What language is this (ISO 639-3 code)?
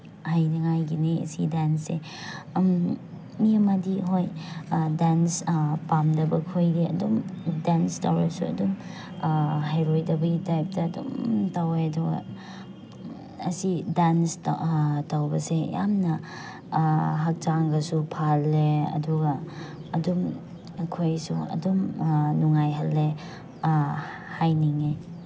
mni